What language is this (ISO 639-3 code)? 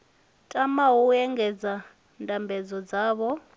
ven